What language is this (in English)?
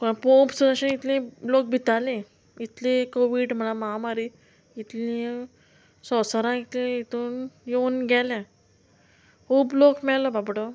Konkani